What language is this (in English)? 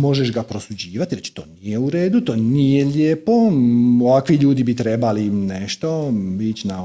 Croatian